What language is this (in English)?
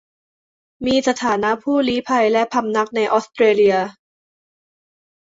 Thai